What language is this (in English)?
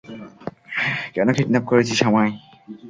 Bangla